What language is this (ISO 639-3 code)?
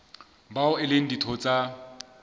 sot